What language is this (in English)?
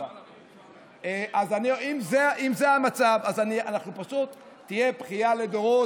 Hebrew